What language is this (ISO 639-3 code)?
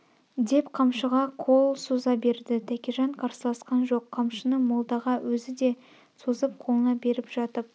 kaz